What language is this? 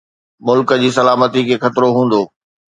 Sindhi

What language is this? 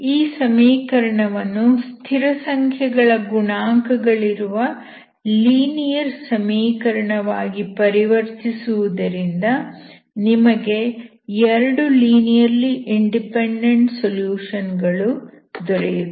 Kannada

